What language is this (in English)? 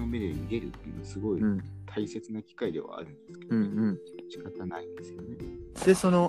Japanese